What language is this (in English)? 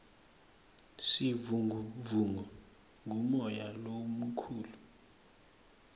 Swati